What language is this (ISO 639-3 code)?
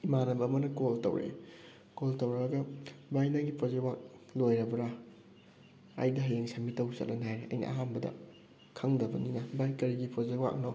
mni